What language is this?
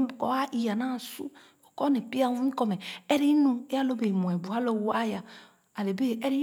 Khana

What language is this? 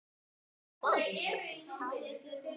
Icelandic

